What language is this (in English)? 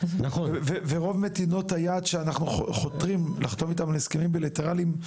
Hebrew